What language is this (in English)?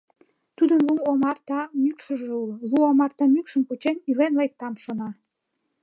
Mari